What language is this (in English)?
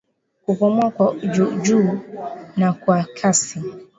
Swahili